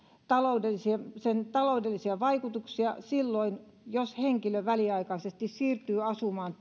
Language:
Finnish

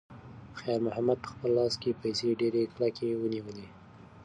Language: Pashto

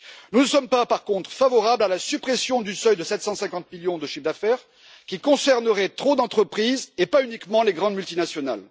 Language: French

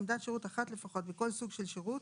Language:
Hebrew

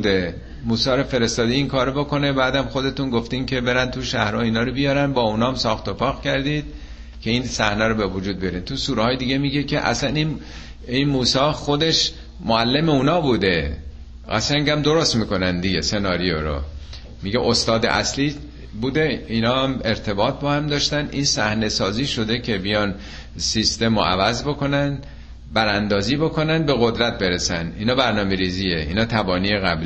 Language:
Persian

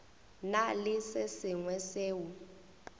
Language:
Northern Sotho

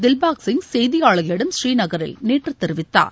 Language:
Tamil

